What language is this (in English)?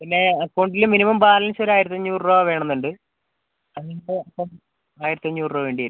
Malayalam